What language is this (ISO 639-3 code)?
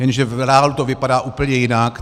ces